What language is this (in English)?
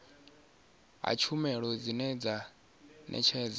Venda